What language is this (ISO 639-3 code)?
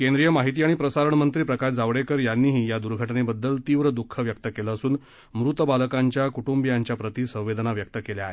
mar